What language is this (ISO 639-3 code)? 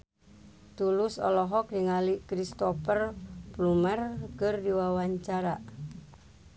sun